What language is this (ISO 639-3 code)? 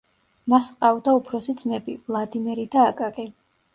kat